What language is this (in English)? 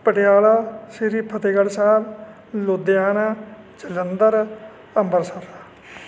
Punjabi